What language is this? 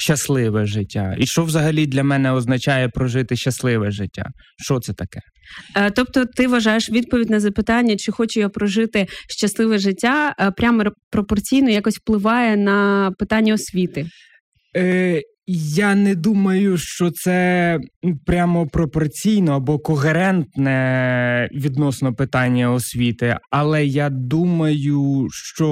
Ukrainian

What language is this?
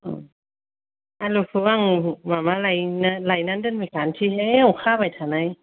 Bodo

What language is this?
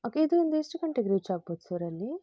Kannada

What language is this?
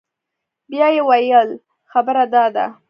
Pashto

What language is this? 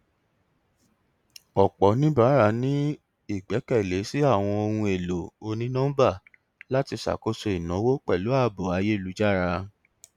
Yoruba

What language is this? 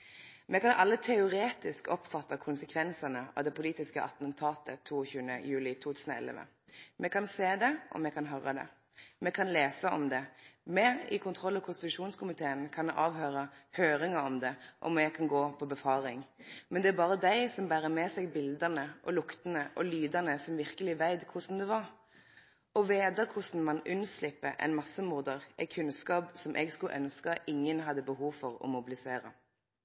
Norwegian Nynorsk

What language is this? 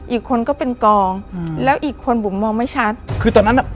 Thai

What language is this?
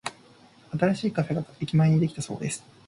Japanese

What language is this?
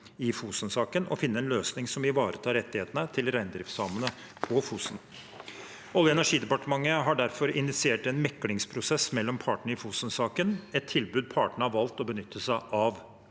Norwegian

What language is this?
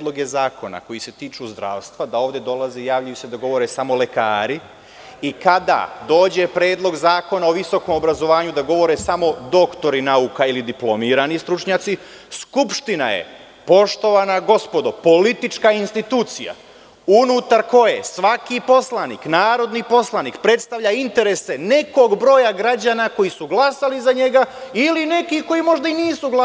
Serbian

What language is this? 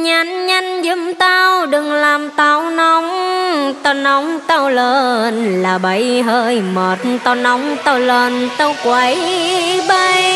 Vietnamese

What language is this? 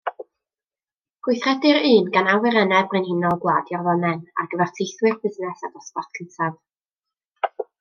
Welsh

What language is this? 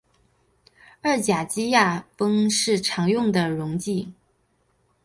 Chinese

